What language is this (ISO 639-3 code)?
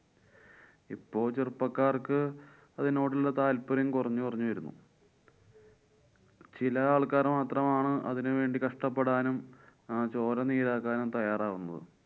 mal